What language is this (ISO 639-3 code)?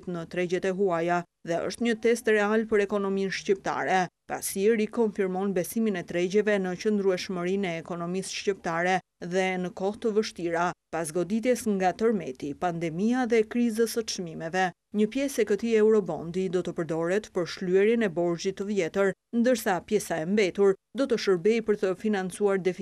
ron